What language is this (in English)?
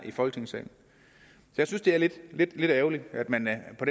Danish